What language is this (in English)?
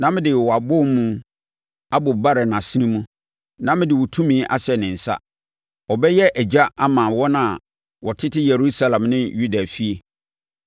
Akan